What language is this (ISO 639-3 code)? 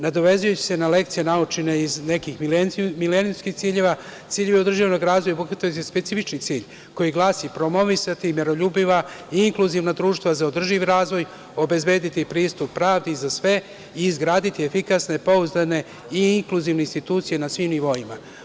srp